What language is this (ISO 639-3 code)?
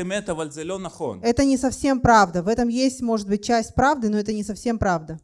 rus